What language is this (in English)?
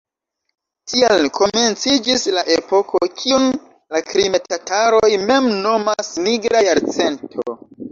Esperanto